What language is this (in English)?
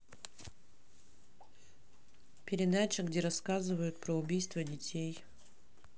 Russian